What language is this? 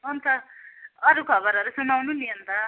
Nepali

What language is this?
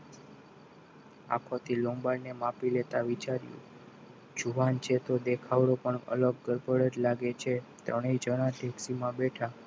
Gujarati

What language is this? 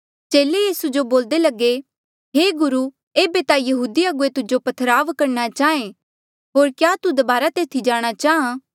Mandeali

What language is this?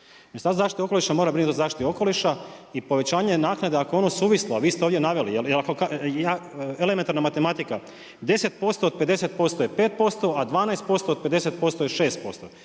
Croatian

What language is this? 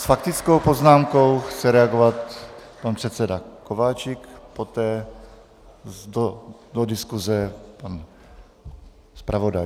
Czech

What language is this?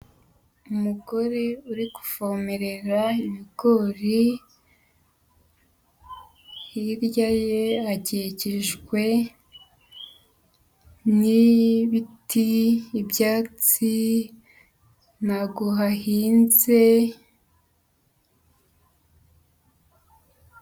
Kinyarwanda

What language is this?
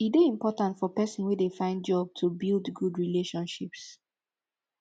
Nigerian Pidgin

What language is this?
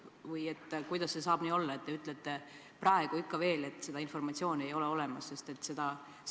Estonian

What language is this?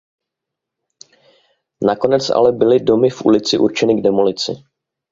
Czech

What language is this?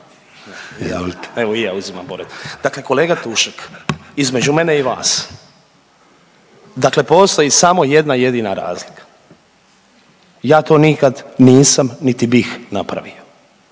Croatian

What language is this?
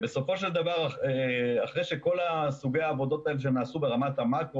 Hebrew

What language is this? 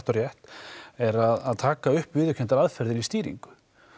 Icelandic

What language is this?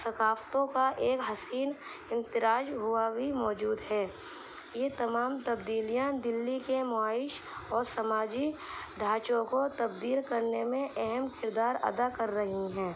Urdu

